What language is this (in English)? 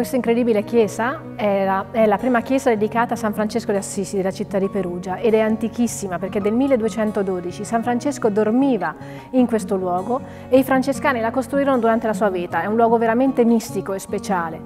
Italian